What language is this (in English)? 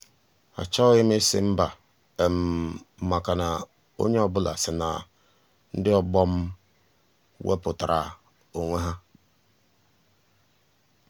Igbo